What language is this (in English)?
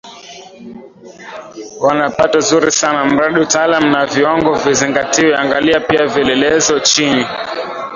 Swahili